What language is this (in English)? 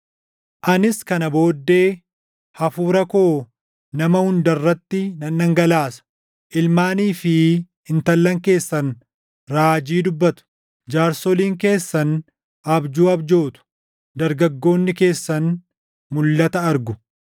Oromo